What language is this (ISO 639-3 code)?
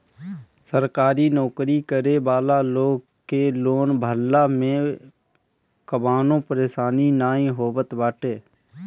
bho